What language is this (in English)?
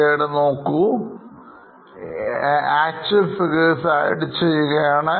Malayalam